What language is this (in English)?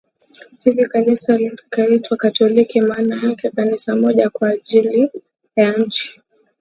Swahili